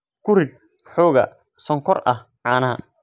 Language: Somali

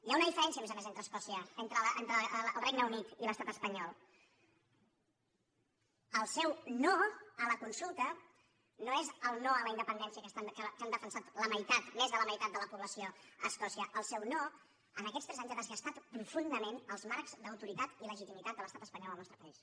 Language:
Catalan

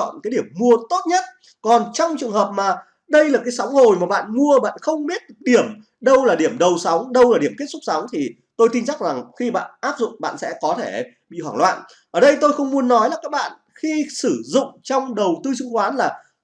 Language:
Vietnamese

